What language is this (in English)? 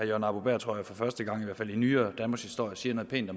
Danish